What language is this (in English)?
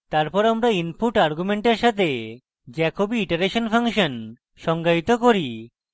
Bangla